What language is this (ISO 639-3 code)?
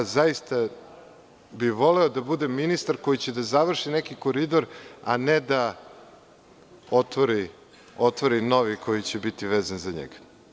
srp